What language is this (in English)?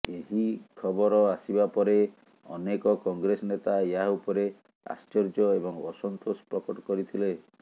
Odia